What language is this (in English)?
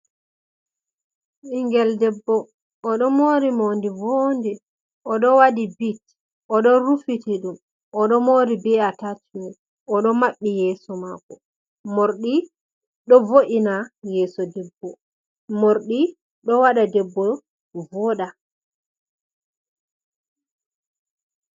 Fula